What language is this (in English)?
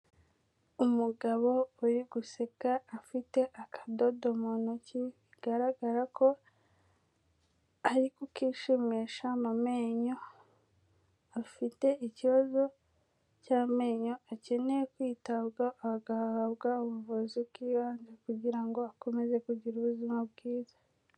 Kinyarwanda